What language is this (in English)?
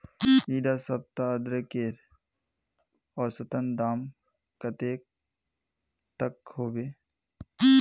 Magahi